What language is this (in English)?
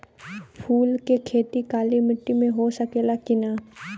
Bhojpuri